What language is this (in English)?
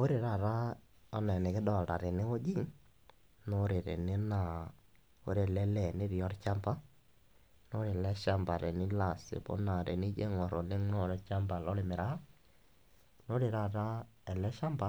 Masai